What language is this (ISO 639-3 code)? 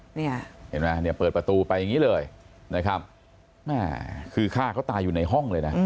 tha